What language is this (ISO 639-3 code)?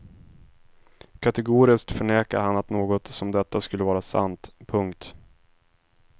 swe